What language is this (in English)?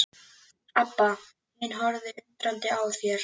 Icelandic